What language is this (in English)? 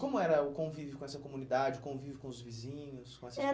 Portuguese